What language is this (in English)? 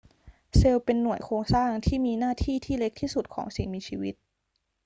Thai